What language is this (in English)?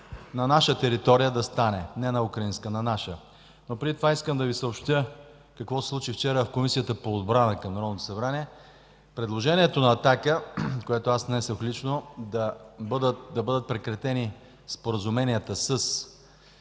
Bulgarian